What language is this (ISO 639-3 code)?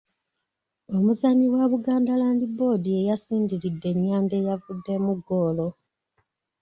lug